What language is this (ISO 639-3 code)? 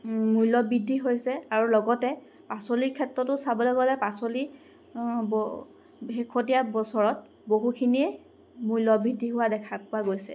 asm